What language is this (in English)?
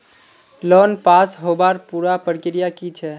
Magahi